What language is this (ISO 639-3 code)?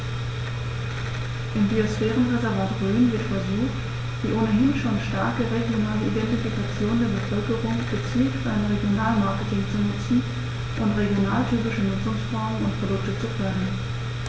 deu